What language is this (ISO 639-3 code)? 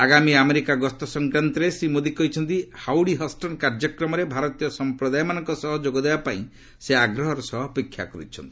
ori